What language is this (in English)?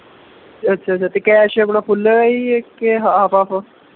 Punjabi